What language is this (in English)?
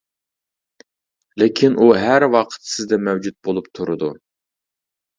Uyghur